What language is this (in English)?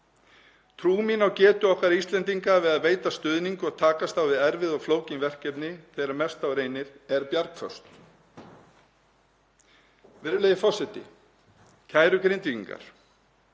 Icelandic